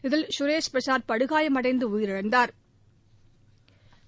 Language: Tamil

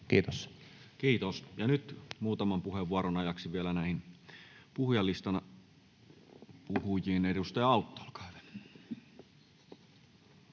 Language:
Finnish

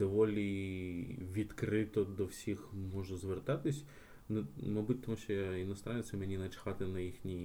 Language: Ukrainian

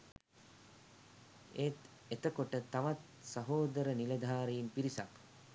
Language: Sinhala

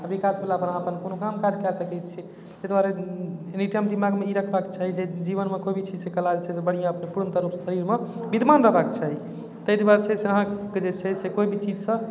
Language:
Maithili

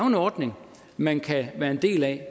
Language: Danish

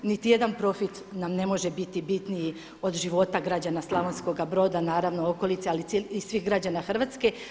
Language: Croatian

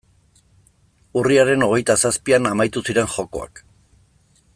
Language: Basque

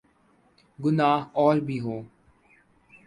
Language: Urdu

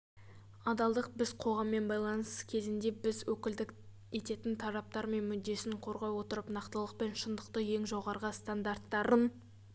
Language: Kazakh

